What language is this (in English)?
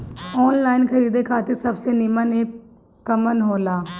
Bhojpuri